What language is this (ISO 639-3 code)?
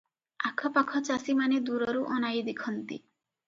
ori